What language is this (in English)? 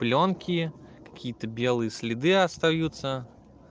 Russian